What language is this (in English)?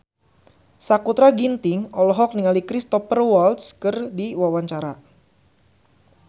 Sundanese